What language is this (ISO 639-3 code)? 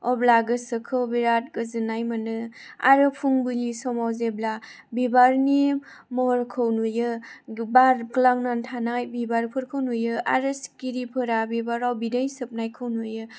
brx